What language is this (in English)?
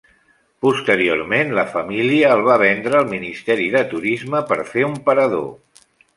Catalan